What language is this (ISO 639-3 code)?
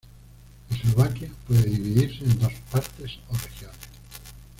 spa